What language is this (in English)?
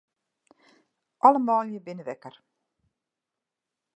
Western Frisian